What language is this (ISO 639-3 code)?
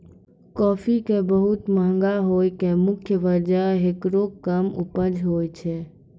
mai